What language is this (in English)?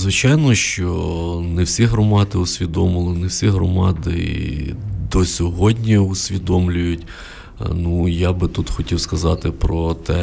Ukrainian